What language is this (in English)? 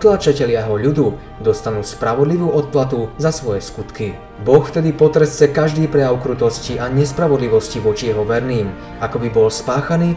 Slovak